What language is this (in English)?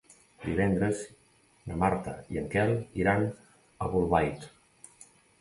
Catalan